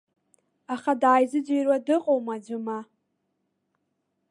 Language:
Abkhazian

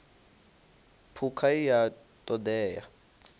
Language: Venda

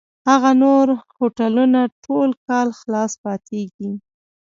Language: Pashto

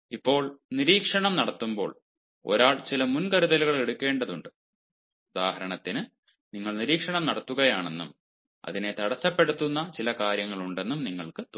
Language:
Malayalam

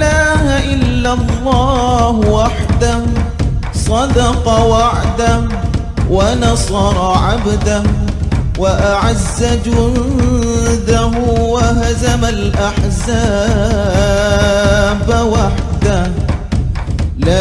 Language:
Arabic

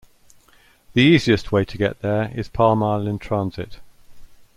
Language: English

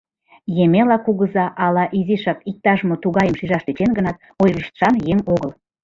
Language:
Mari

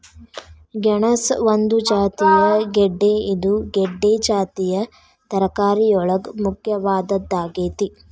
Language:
Kannada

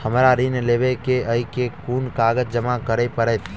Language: Maithili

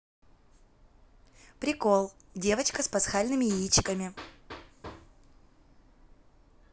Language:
Russian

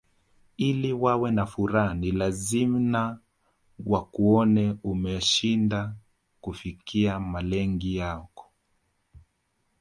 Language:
Swahili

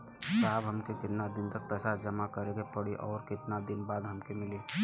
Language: Bhojpuri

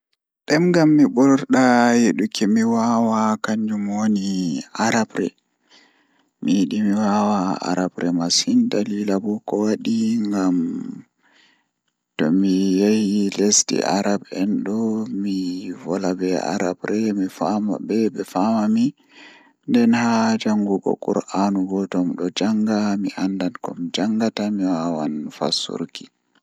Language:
Fula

